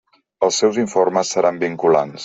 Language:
Catalan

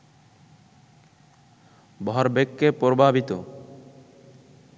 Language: Bangla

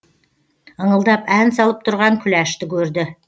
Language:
Kazakh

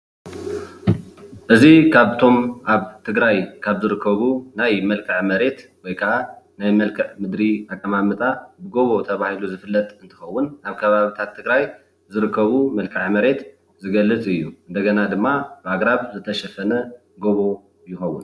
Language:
Tigrinya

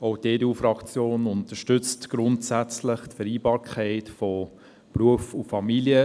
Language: Swiss German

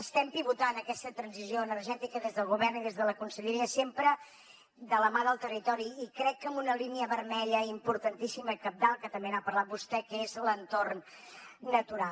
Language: Catalan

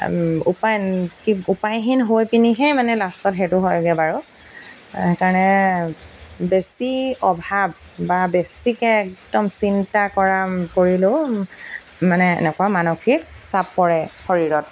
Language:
Assamese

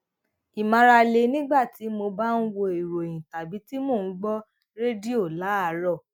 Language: Yoruba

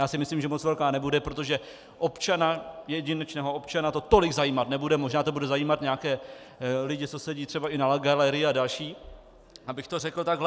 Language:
Czech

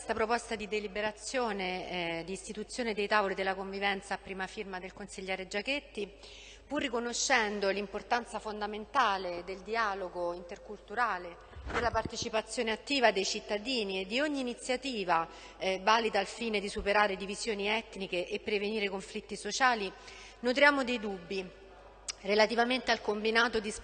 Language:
Italian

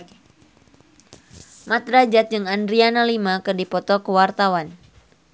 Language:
Sundanese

